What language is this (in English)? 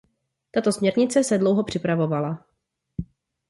Czech